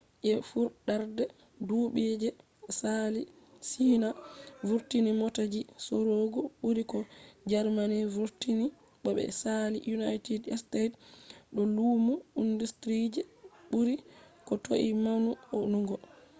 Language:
Fula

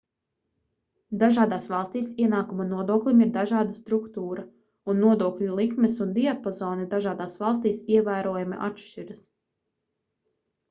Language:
Latvian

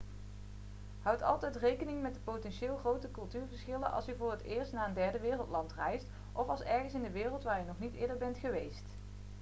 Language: Dutch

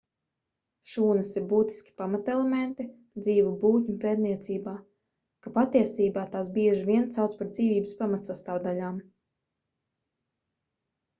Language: Latvian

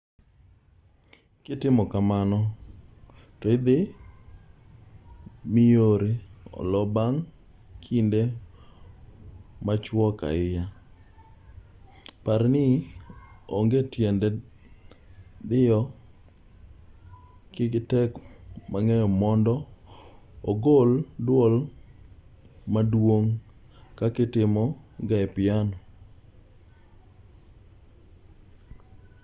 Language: Luo (Kenya and Tanzania)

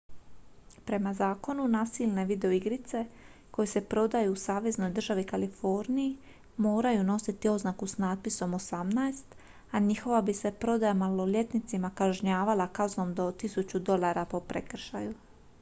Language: Croatian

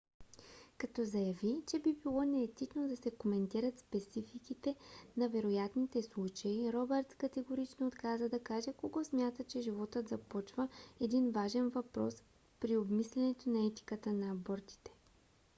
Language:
Bulgarian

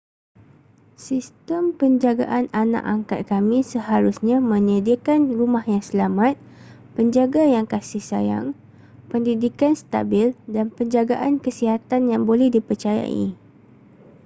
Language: Malay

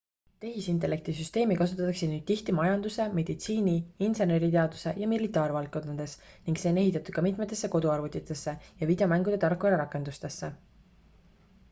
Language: Estonian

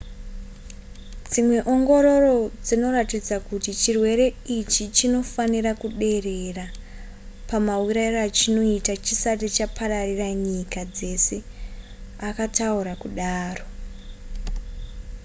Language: Shona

